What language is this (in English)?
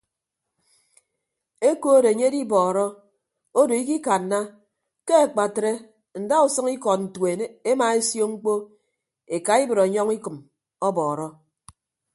Ibibio